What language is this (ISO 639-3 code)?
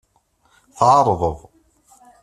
kab